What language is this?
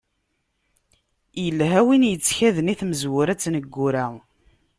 Kabyle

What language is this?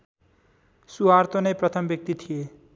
Nepali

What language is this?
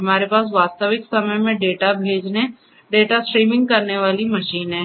Hindi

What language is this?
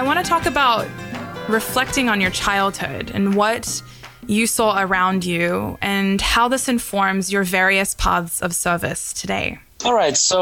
Persian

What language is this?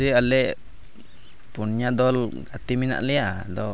Santali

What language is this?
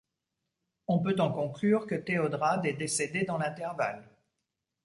French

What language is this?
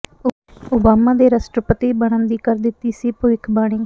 Punjabi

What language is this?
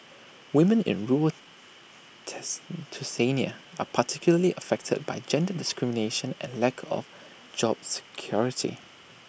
English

